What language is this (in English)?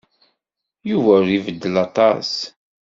Kabyle